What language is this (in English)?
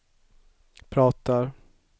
Swedish